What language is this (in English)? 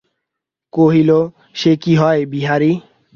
Bangla